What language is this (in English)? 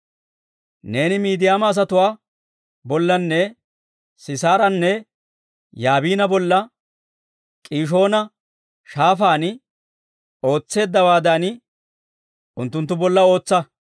Dawro